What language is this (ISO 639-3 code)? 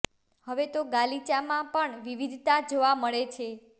guj